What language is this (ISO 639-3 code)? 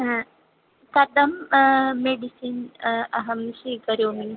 san